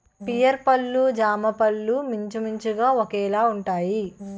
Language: Telugu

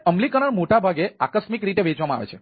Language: Gujarati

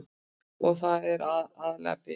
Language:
Icelandic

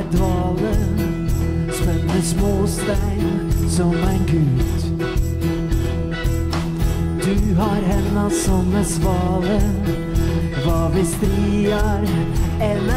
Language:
English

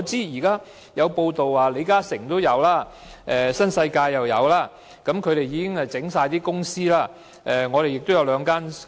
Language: Cantonese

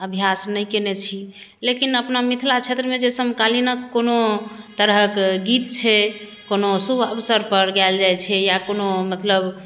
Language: Maithili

